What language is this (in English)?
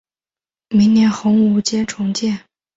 Chinese